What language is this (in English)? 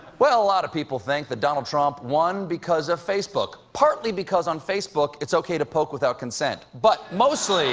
English